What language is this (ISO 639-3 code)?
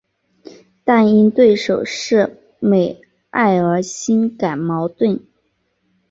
zho